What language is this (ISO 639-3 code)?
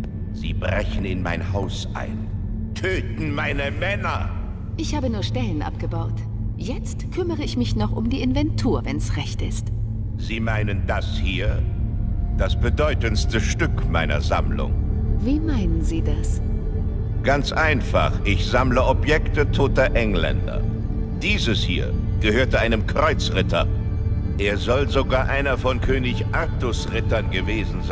deu